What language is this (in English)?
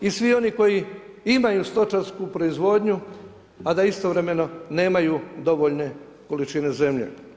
Croatian